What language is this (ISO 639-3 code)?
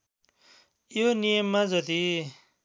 nep